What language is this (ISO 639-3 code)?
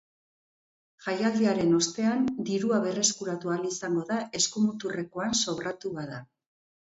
eus